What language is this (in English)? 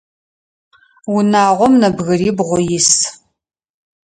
Adyghe